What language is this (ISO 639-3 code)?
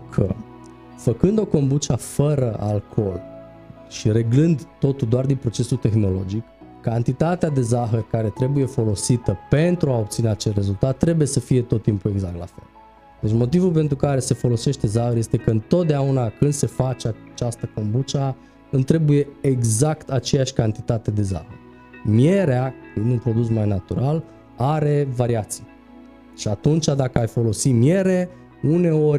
ron